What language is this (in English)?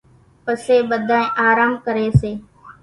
Kachi Koli